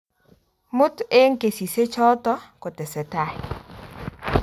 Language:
Kalenjin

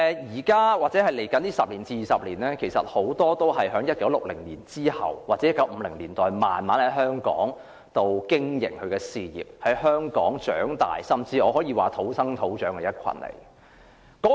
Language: Cantonese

